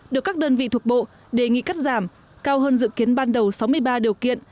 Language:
Vietnamese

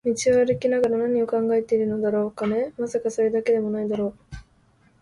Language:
Japanese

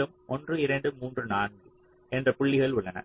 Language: Tamil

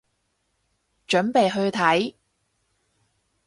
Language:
Cantonese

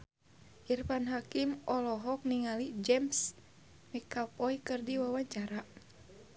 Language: Sundanese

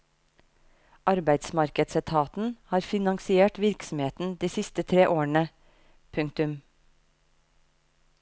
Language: Norwegian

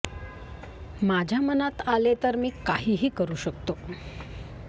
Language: Marathi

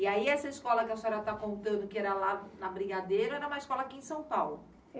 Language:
Portuguese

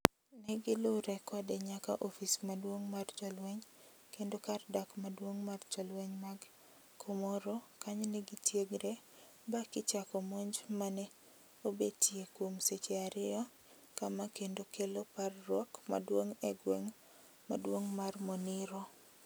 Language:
Luo (Kenya and Tanzania)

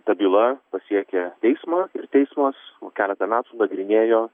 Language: Lithuanian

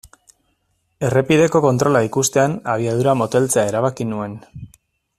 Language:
Basque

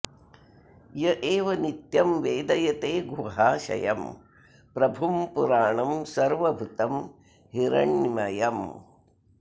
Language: Sanskrit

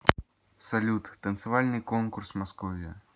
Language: Russian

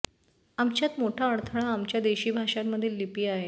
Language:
Marathi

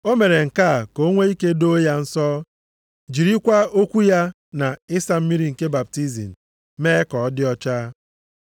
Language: Igbo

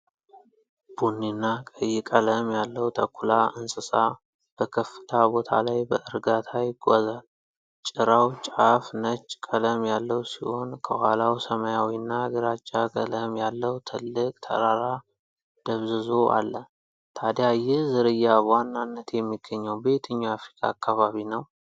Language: Amharic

